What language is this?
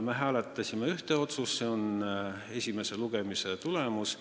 Estonian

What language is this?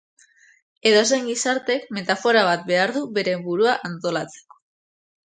Basque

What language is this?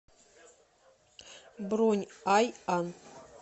Russian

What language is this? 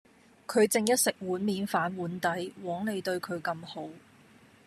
Cantonese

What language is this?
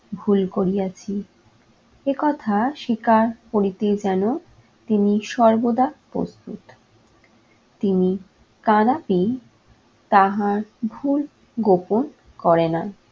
Bangla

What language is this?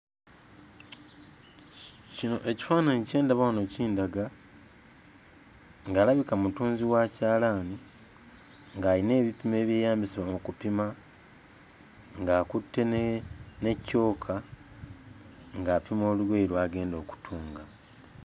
Ganda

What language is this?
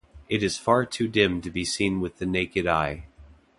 English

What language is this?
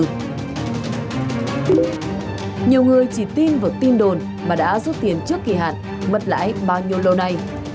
Vietnamese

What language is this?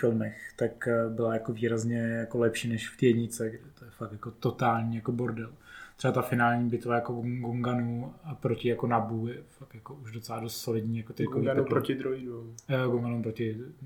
Czech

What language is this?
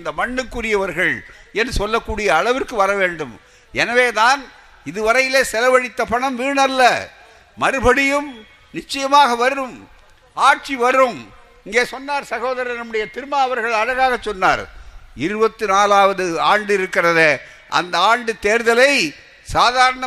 Tamil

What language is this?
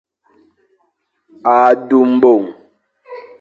Fang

